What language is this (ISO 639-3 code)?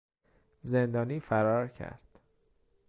fas